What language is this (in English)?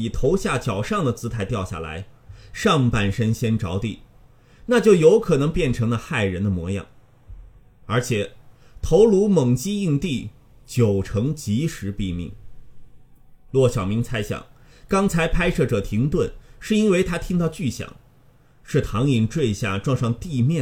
Chinese